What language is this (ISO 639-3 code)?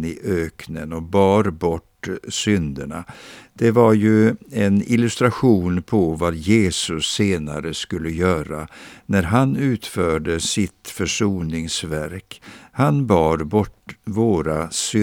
swe